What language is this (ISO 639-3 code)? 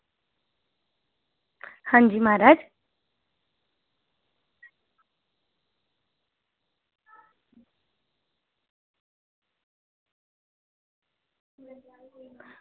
doi